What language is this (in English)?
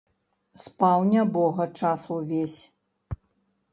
Belarusian